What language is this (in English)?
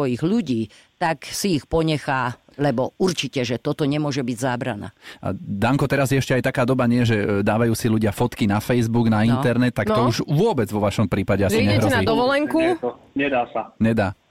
Slovak